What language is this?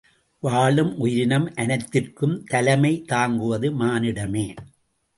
Tamil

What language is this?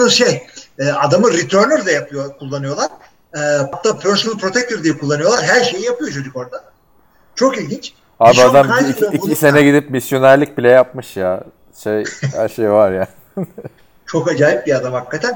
Turkish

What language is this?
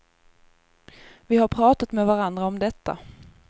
Swedish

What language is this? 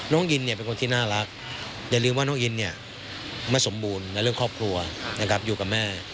Thai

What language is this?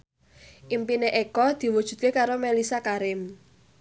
Javanese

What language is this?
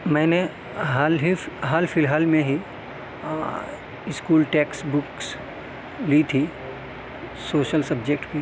Urdu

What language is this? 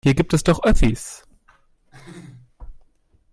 German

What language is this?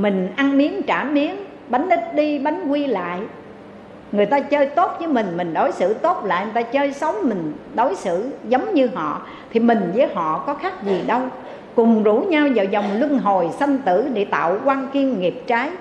Vietnamese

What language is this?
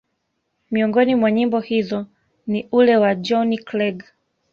Swahili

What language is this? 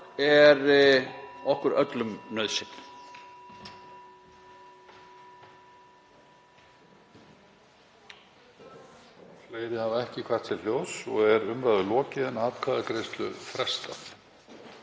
Icelandic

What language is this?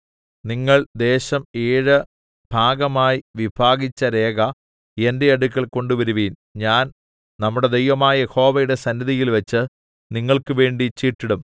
Malayalam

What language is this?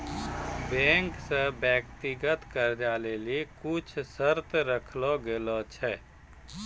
Maithili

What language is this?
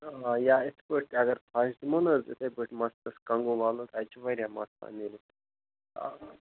Kashmiri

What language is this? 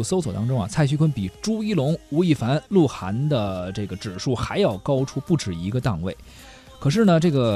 Chinese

